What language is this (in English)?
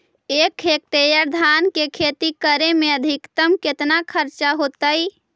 Magahi